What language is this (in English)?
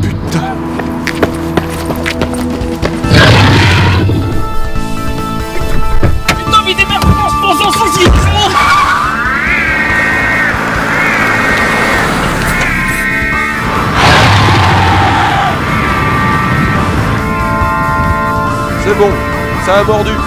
French